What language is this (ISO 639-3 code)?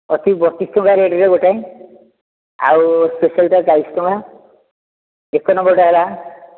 ori